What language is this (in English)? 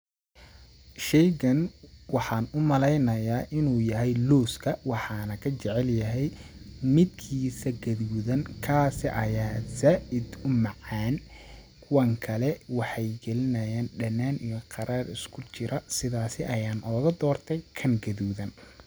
Somali